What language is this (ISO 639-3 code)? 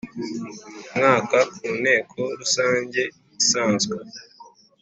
kin